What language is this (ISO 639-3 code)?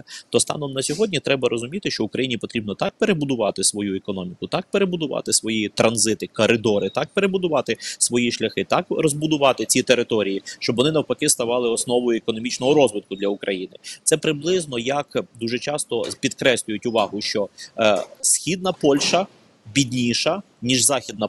ukr